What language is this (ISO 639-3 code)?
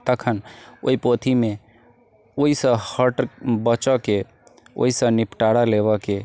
mai